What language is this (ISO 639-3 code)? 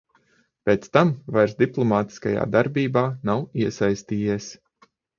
lav